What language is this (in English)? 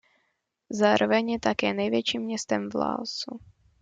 Czech